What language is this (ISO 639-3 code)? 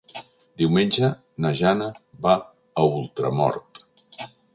cat